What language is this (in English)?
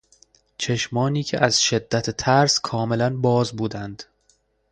Persian